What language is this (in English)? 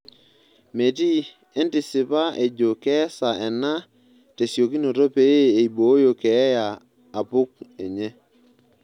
Masai